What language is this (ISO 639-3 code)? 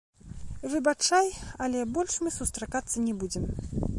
bel